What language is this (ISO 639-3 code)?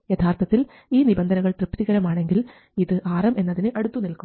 mal